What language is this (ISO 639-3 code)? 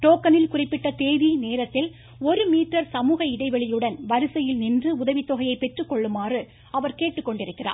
tam